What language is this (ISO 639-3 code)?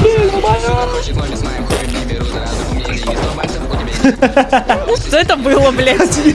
rus